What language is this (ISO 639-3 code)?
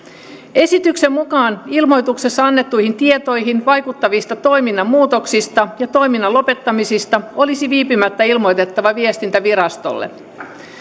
fin